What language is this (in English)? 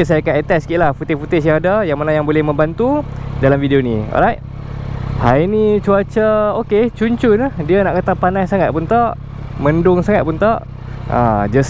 Malay